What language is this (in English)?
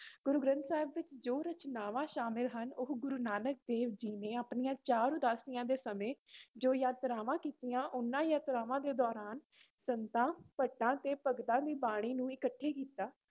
Punjabi